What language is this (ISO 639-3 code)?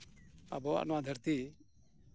sat